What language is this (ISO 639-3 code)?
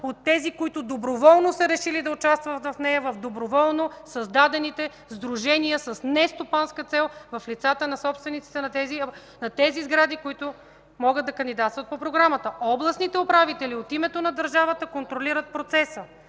bul